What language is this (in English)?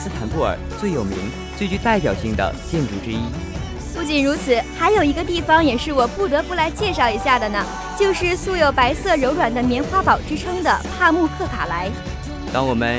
Chinese